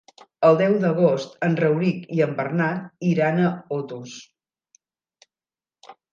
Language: Catalan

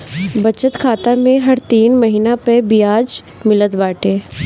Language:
Bhojpuri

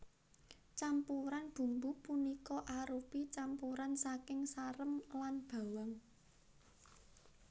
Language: Javanese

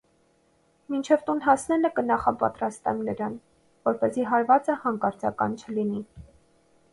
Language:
Armenian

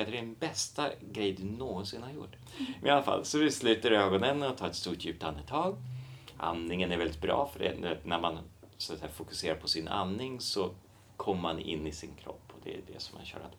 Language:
Swedish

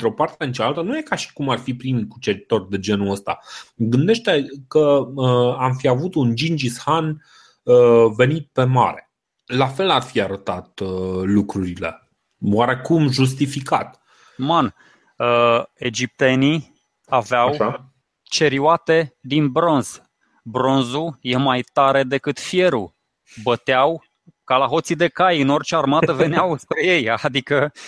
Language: Romanian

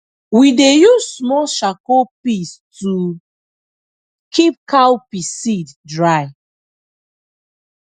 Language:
Nigerian Pidgin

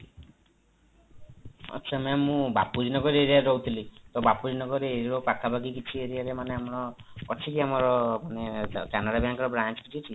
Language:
Odia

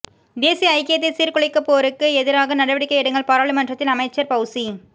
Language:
Tamil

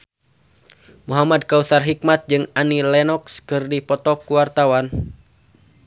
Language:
Sundanese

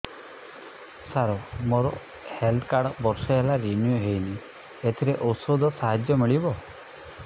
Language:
Odia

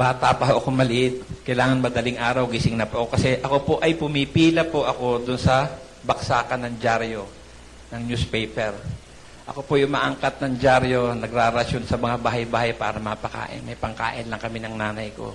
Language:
Filipino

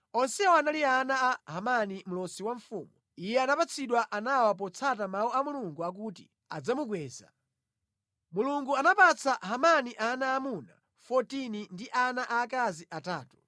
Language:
Nyanja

